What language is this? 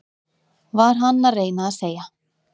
Icelandic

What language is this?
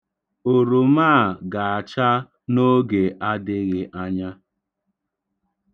Igbo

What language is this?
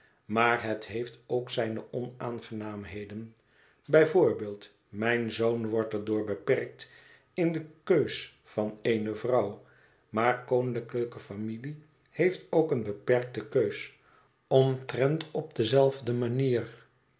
Dutch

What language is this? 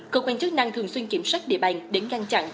Vietnamese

